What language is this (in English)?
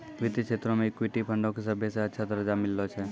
Maithili